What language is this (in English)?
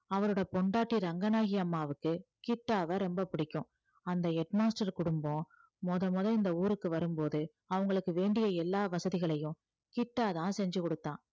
Tamil